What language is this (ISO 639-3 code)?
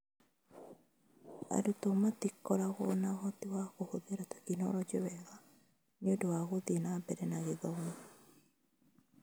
kik